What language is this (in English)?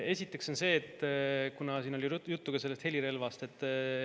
Estonian